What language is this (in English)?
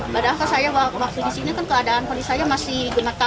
Indonesian